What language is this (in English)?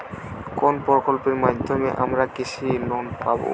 Bangla